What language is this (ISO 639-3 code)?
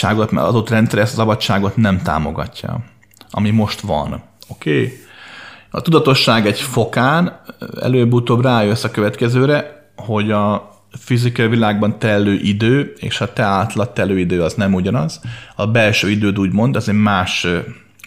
hun